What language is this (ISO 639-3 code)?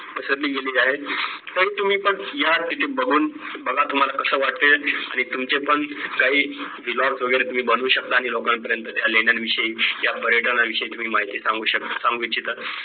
mar